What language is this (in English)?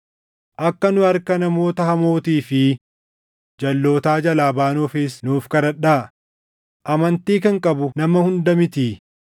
Oromo